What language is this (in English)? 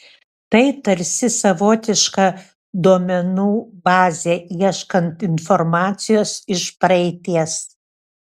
Lithuanian